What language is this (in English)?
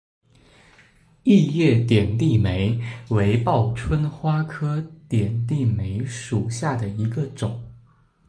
Chinese